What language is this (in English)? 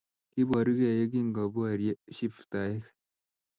Kalenjin